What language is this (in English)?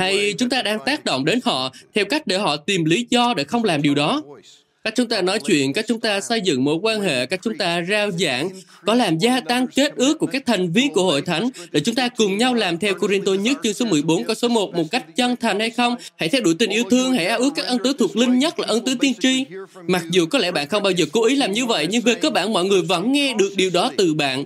Vietnamese